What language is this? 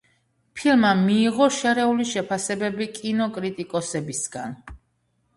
Georgian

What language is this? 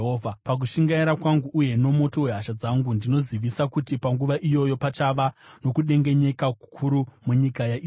Shona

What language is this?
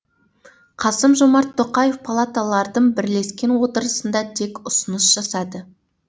Kazakh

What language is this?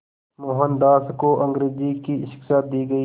Hindi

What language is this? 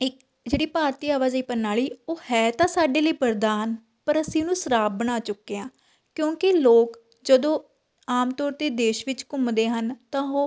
Punjabi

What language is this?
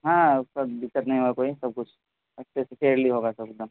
Urdu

